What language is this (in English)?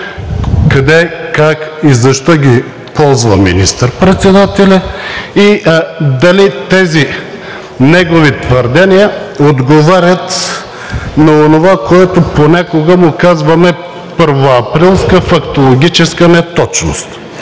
Bulgarian